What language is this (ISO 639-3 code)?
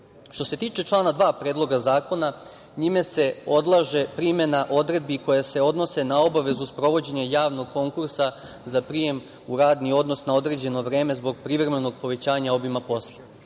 srp